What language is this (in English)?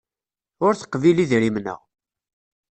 Kabyle